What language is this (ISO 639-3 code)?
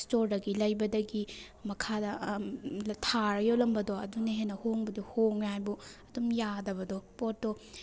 mni